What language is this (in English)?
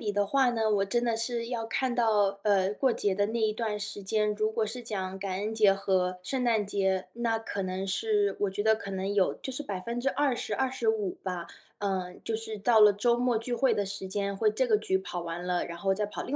Chinese